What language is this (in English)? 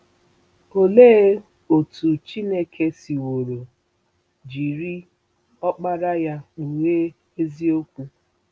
Igbo